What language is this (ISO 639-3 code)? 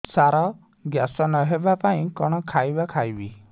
ori